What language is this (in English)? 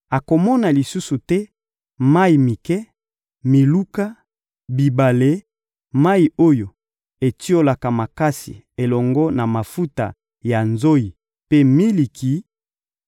Lingala